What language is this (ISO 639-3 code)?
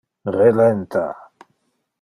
ina